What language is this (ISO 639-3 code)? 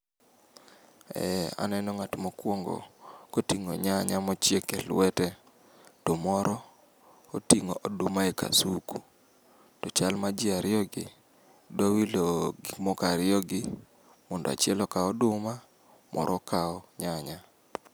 luo